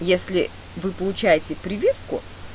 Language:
Russian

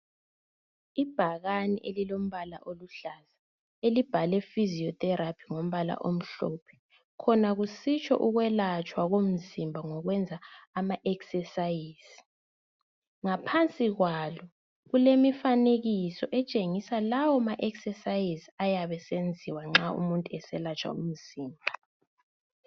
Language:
North Ndebele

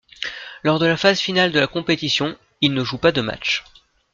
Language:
French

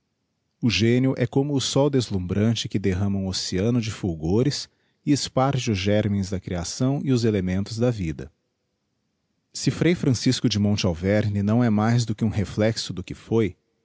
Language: Portuguese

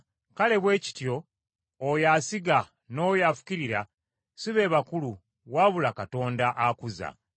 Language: Ganda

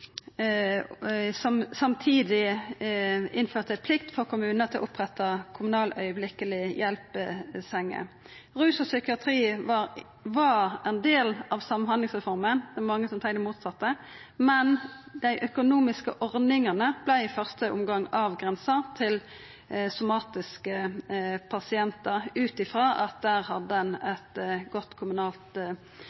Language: Norwegian Nynorsk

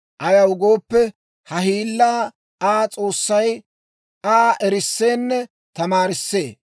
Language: Dawro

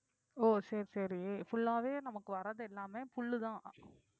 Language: Tamil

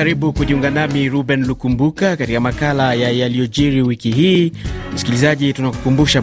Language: Swahili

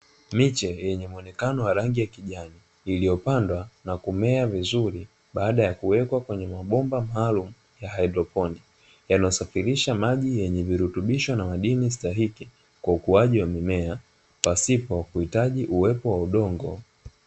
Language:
Swahili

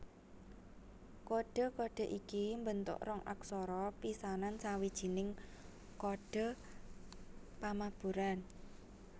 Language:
Javanese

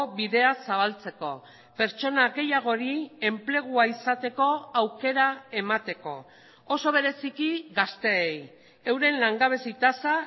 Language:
Basque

